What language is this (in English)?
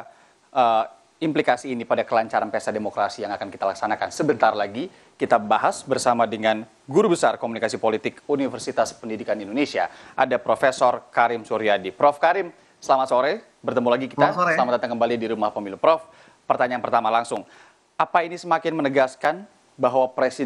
Indonesian